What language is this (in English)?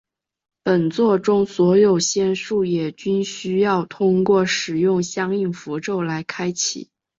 Chinese